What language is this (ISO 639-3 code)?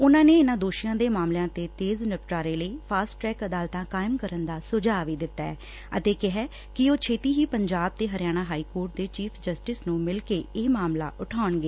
pan